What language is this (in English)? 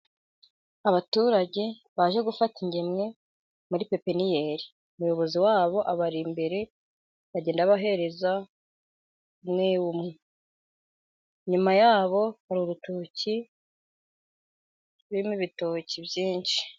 Kinyarwanda